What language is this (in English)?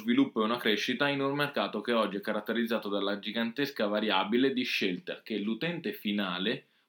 Italian